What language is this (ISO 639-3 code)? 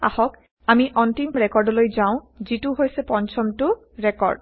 asm